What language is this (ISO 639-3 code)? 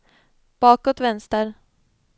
swe